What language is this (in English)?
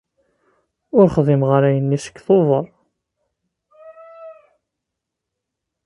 Kabyle